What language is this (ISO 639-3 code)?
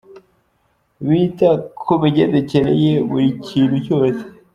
kin